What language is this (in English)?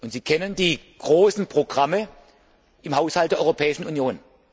German